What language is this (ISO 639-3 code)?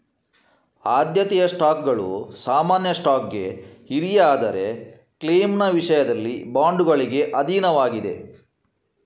kan